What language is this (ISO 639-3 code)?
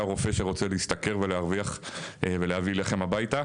heb